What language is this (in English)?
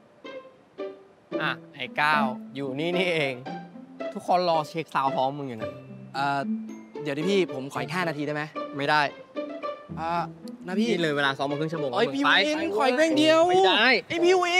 Thai